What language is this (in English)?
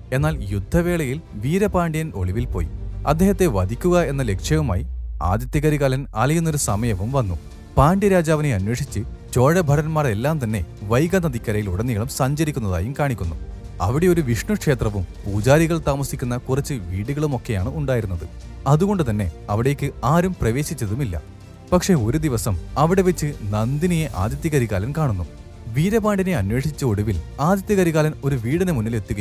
Malayalam